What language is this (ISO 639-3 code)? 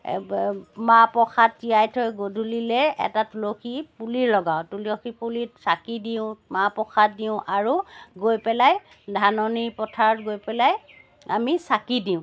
asm